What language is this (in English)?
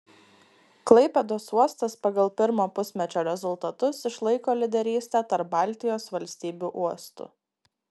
Lithuanian